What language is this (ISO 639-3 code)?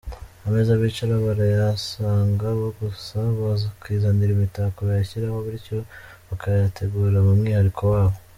kin